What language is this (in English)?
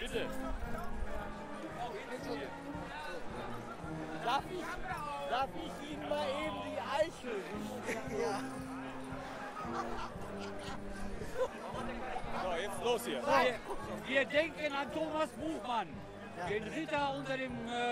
German